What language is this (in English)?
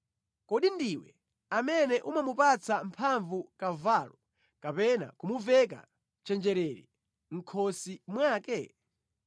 Nyanja